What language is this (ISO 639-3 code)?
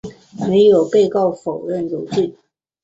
zho